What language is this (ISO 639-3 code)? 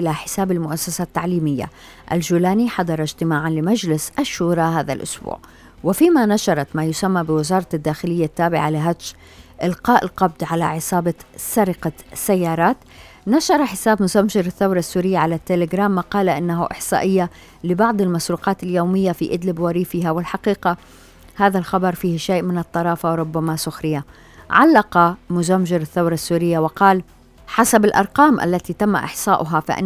ara